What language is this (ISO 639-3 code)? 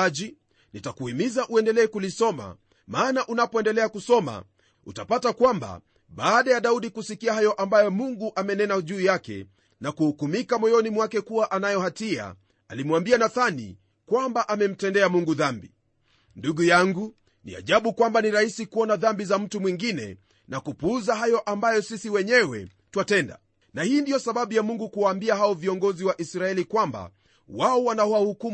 swa